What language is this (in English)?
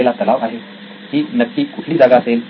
Marathi